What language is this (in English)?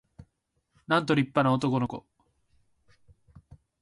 Japanese